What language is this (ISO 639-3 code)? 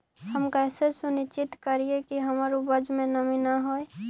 mag